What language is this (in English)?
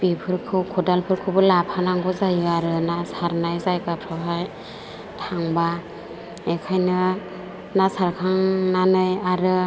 Bodo